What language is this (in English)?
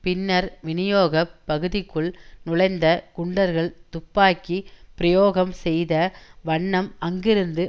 Tamil